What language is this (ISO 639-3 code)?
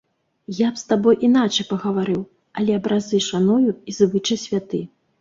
bel